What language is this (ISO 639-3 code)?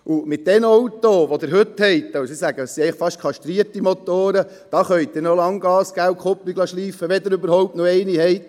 gsw